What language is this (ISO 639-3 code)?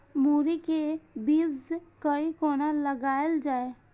mai